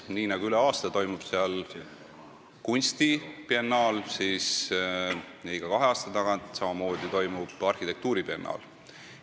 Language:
Estonian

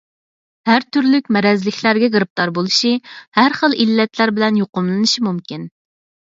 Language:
Uyghur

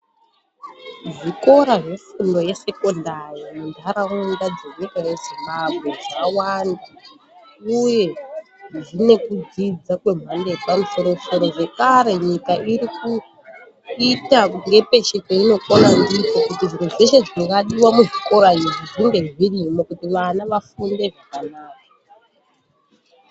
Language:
Ndau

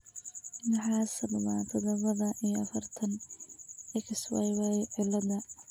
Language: Somali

